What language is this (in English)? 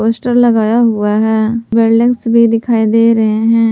Hindi